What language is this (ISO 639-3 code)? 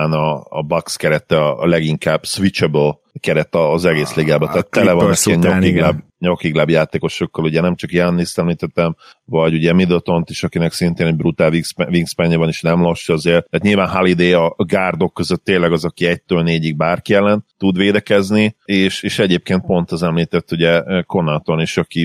hun